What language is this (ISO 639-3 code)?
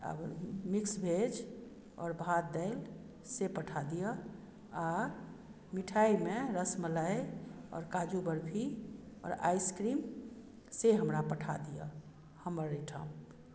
mai